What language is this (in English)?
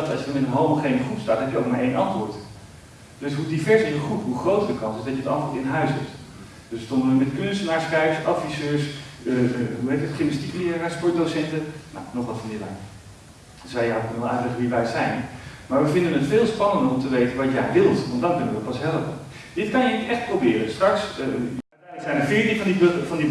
Dutch